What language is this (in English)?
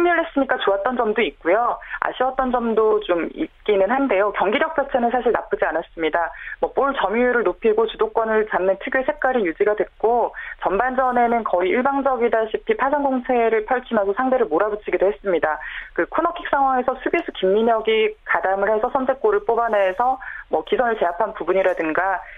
Korean